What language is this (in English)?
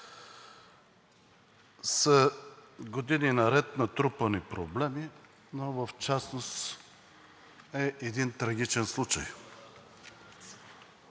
Bulgarian